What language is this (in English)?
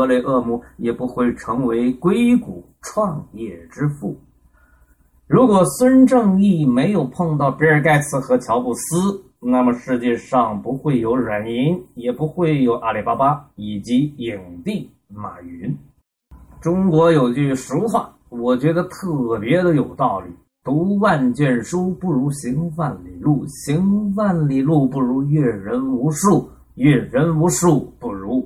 Chinese